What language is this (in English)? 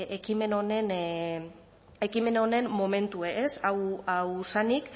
Basque